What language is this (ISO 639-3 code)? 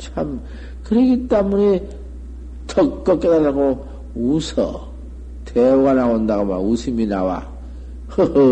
kor